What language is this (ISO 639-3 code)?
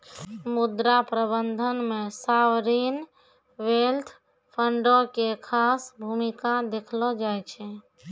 mai